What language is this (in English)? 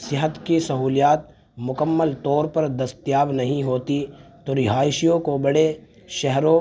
Urdu